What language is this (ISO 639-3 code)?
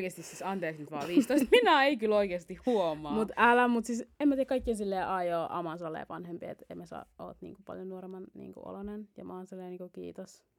fin